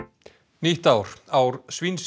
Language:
Icelandic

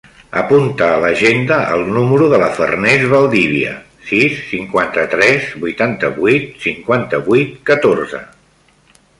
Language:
Catalan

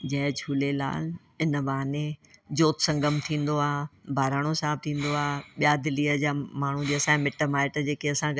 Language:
Sindhi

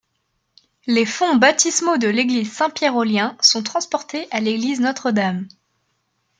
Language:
French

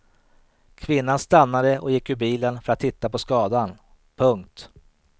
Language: Swedish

